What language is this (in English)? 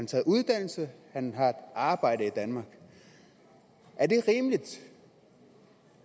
Danish